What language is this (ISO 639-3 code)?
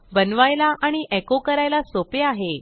mar